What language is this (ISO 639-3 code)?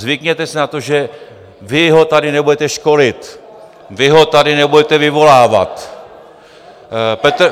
ces